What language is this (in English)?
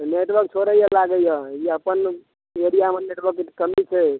Maithili